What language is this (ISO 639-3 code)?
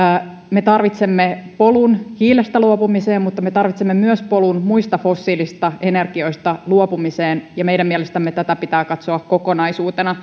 fin